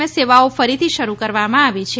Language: Gujarati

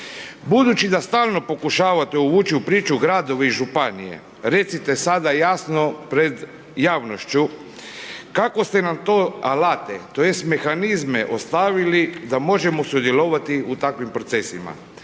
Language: Croatian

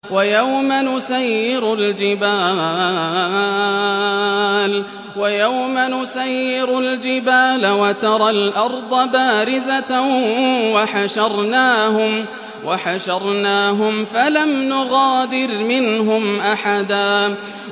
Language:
Arabic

